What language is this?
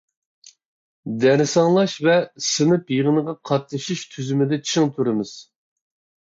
Uyghur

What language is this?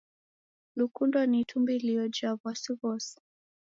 Taita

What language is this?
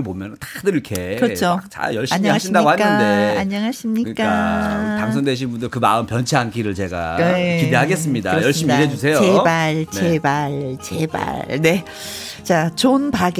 Korean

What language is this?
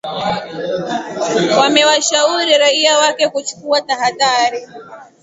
Swahili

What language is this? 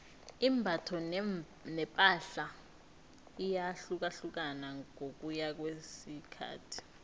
South Ndebele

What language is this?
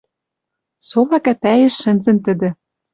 Western Mari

